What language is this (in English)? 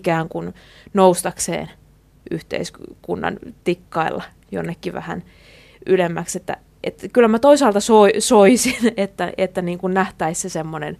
Finnish